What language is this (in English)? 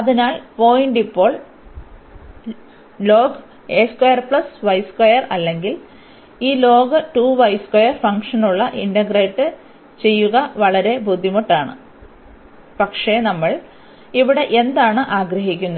Malayalam